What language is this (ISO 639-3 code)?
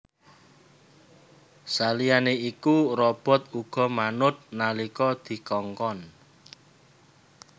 jav